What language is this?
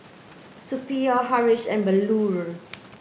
English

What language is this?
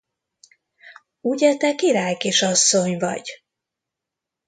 Hungarian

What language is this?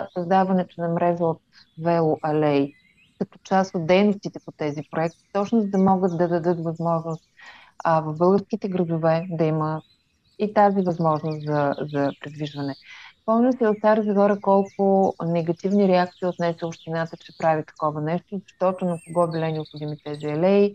Bulgarian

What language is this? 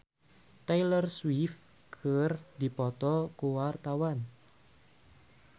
Sundanese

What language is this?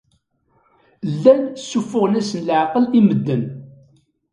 Kabyle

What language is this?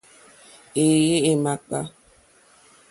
Mokpwe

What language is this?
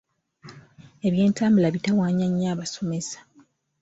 Ganda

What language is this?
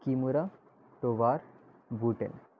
Urdu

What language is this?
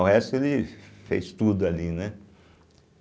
Portuguese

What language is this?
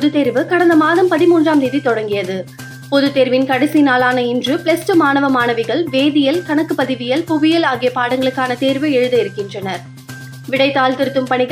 Tamil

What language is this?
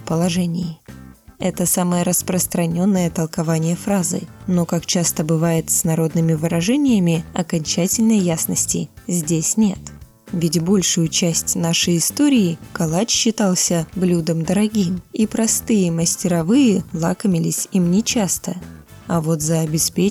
Russian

